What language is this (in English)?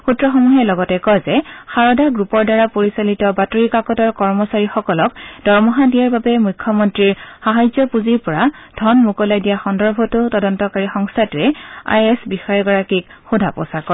Assamese